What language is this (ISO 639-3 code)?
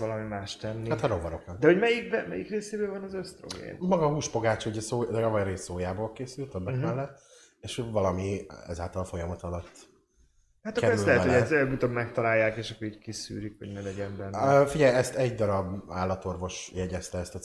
hun